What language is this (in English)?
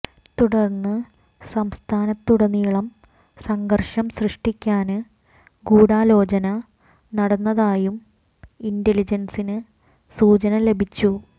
Malayalam